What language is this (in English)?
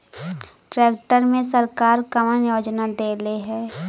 Bhojpuri